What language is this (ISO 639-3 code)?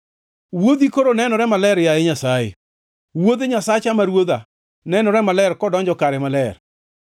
luo